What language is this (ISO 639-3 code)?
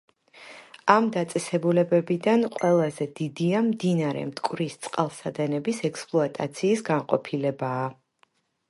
kat